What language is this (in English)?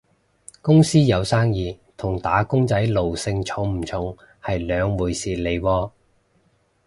Cantonese